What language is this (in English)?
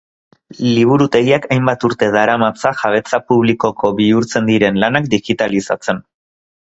Basque